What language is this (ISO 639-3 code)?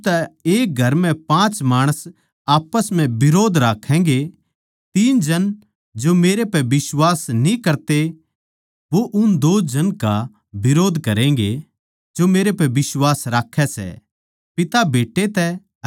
bgc